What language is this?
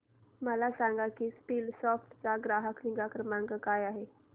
Marathi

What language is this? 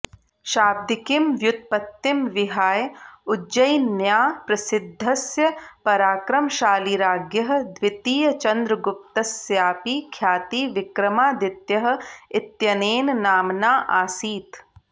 Sanskrit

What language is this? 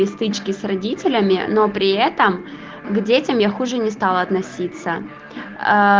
Russian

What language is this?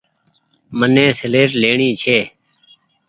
Goaria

